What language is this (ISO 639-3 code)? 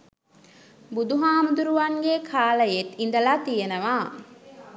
sin